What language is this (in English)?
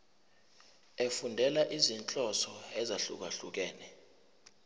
Zulu